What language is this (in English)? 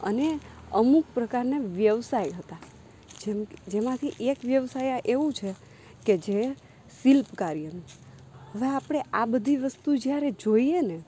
Gujarati